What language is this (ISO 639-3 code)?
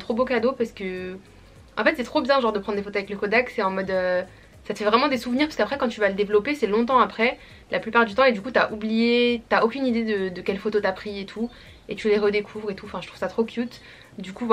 fra